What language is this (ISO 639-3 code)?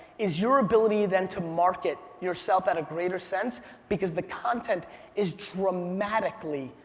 eng